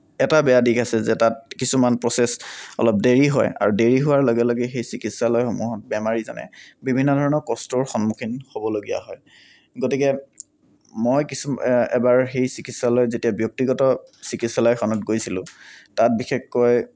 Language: Assamese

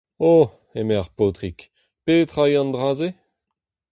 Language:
Breton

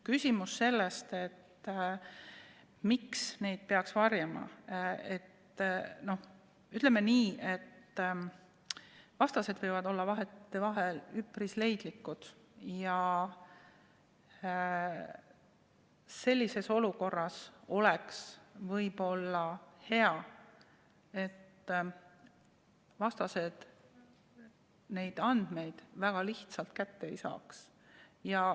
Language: Estonian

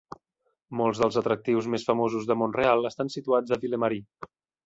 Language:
Catalan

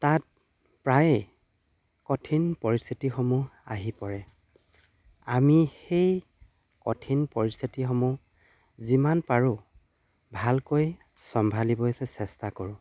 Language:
Assamese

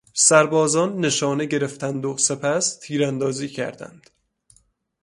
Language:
Persian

